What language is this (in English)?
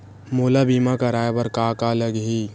Chhattisgarhi